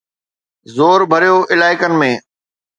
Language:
Sindhi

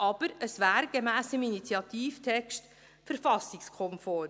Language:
Swiss German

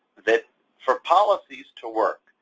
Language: English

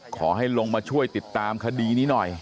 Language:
Thai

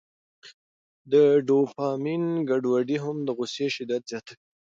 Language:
Pashto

